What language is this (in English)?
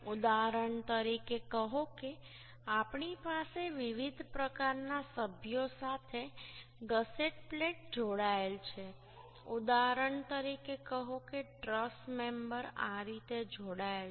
Gujarati